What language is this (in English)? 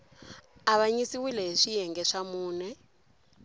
Tsonga